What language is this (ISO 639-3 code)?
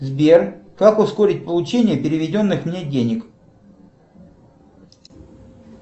rus